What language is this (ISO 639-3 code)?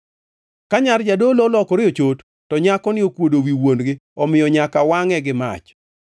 luo